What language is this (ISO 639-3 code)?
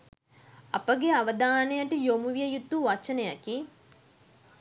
sin